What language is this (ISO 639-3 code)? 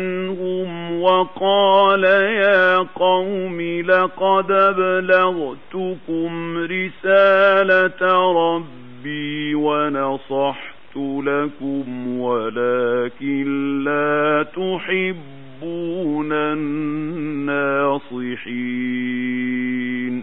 ara